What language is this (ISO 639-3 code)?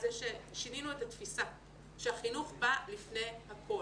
heb